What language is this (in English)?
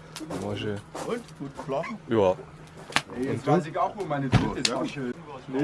German